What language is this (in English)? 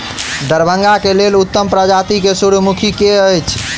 Maithili